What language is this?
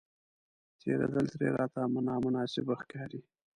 Pashto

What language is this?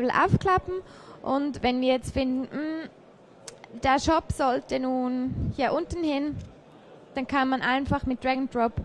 German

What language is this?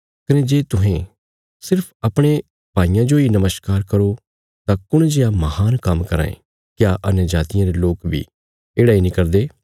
Bilaspuri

